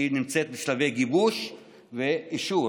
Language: Hebrew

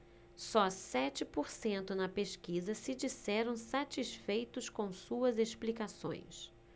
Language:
Portuguese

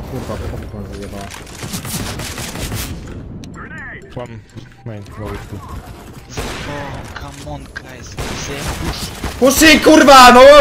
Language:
Polish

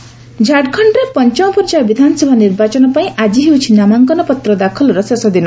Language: Odia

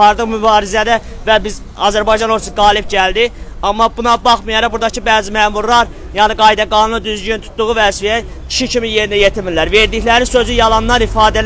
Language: Turkish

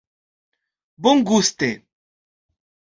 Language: Esperanto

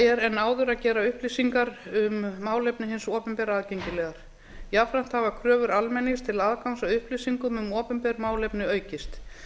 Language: Icelandic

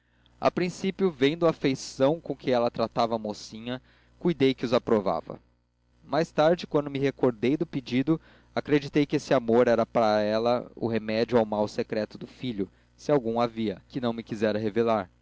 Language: Portuguese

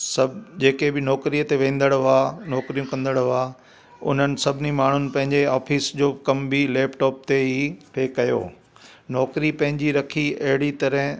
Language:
Sindhi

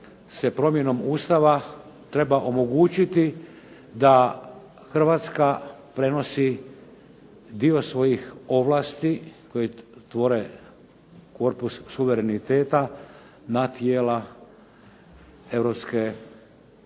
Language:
Croatian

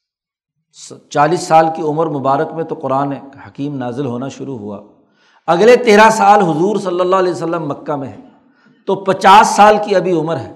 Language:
Urdu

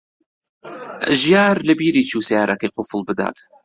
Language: Central Kurdish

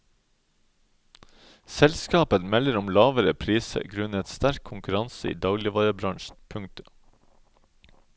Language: Norwegian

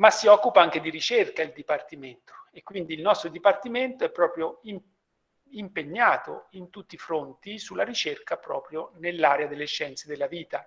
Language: Italian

